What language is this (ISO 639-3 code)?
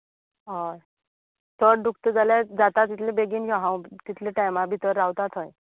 kok